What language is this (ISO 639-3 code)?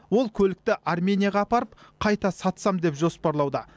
kaz